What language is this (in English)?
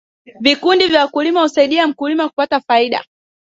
Swahili